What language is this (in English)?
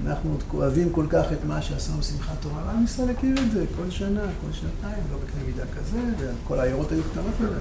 Hebrew